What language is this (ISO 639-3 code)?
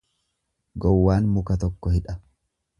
orm